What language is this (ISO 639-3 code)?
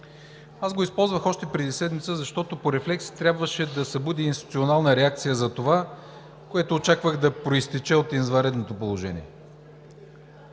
bul